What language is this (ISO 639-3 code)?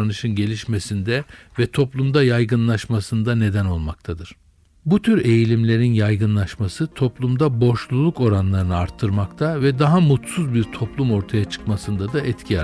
tur